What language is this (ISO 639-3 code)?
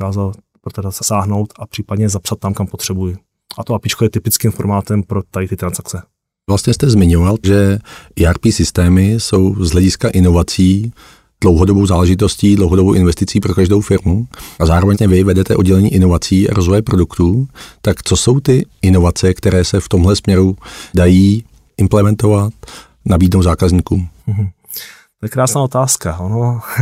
ces